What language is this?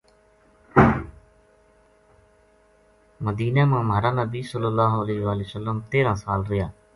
Gujari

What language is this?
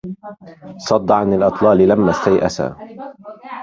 Arabic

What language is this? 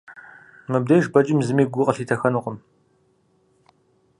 Kabardian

